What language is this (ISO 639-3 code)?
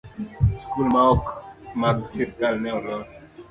luo